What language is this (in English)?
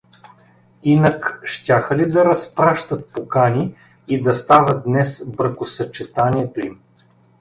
Bulgarian